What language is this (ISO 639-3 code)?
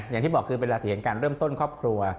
tha